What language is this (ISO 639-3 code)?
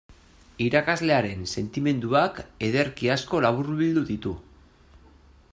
eus